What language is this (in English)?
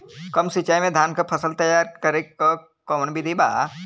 Bhojpuri